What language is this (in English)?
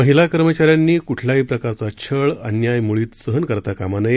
Marathi